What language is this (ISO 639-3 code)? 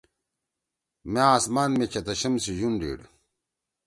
trw